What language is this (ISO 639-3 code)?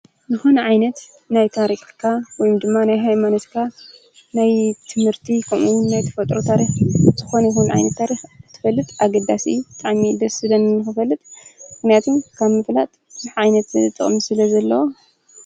tir